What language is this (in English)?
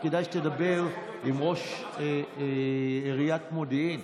Hebrew